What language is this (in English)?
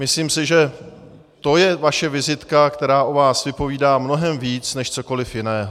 Czech